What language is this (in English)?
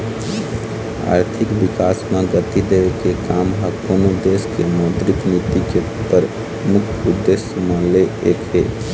Chhattisgarhi